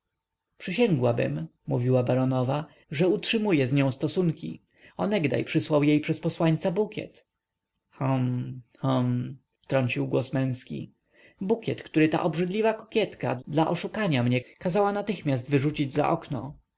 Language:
Polish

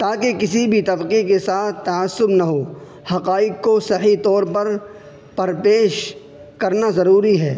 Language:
Urdu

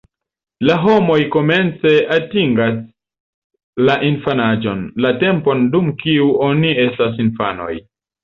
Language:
Esperanto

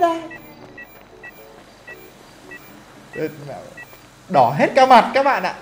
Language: Vietnamese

